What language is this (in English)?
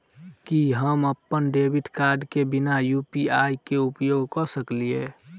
Maithili